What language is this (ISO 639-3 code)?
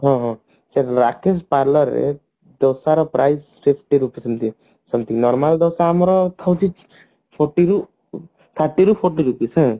ori